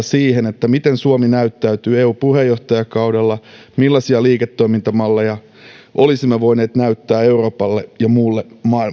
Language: Finnish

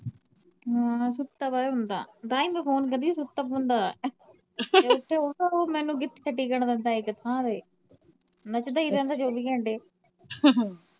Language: Punjabi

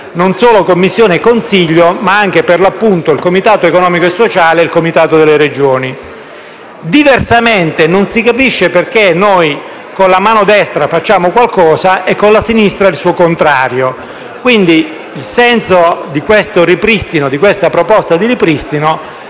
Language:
Italian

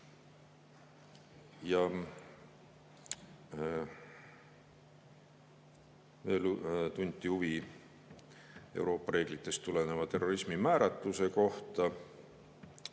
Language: Estonian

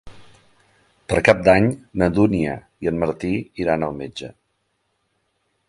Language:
Catalan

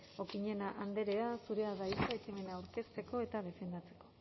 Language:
Basque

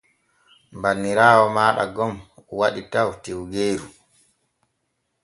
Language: Borgu Fulfulde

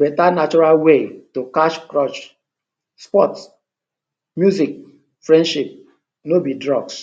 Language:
Nigerian Pidgin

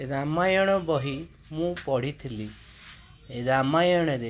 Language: Odia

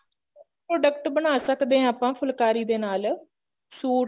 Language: Punjabi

